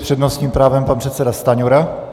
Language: Czech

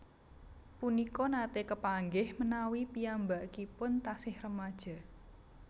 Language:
Javanese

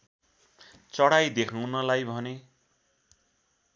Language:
Nepali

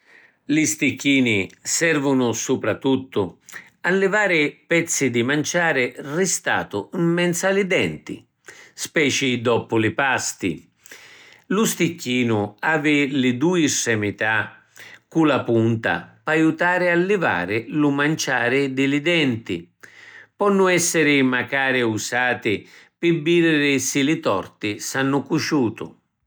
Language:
Sicilian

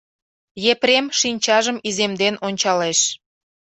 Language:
Mari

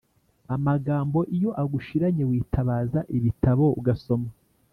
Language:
Kinyarwanda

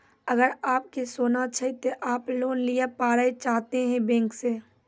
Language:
Maithili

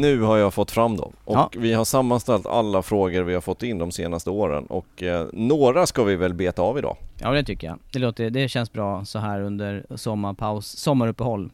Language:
Swedish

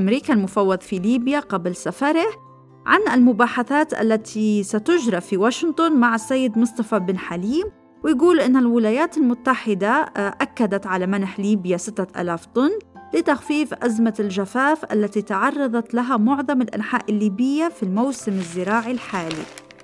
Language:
Arabic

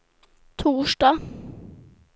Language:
Swedish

